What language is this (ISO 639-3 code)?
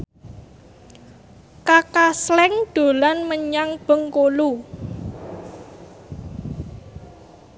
jav